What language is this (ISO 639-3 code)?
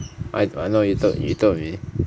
eng